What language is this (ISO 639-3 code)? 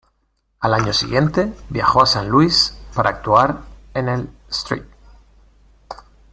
spa